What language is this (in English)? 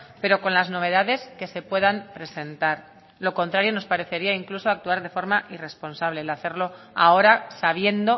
Spanish